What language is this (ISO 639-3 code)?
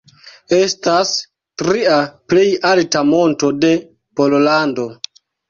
epo